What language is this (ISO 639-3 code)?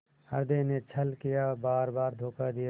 hin